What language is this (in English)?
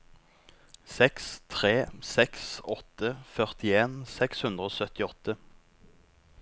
Norwegian